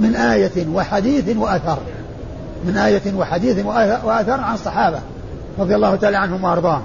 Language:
Arabic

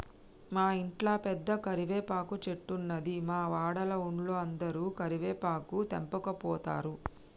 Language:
Telugu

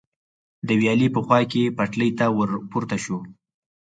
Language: Pashto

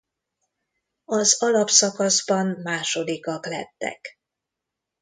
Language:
Hungarian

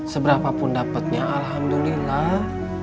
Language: Indonesian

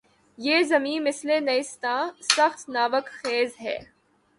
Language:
Urdu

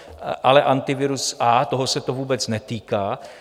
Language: Czech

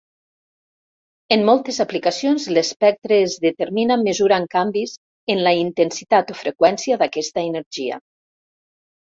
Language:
Catalan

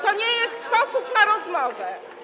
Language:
Polish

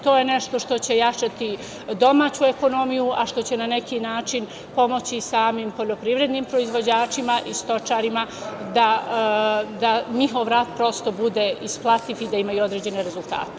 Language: Serbian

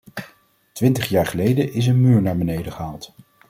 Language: Dutch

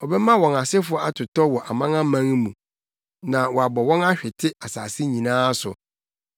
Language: Akan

